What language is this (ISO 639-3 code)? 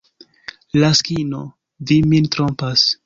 epo